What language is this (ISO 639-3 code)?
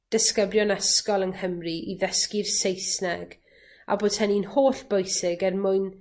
cym